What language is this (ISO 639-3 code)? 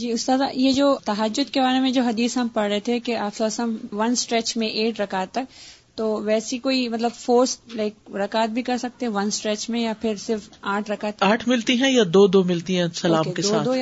urd